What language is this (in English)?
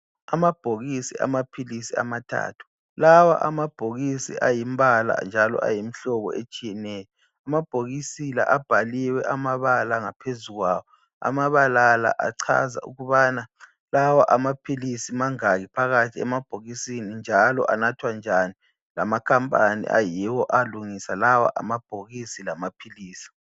North Ndebele